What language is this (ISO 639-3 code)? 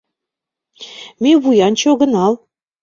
chm